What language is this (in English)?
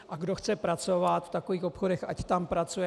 Czech